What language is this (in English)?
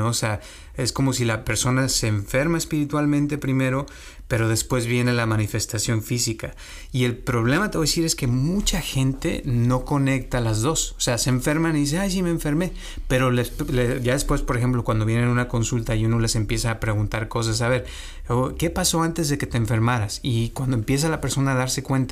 Spanish